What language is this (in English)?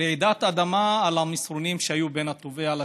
Hebrew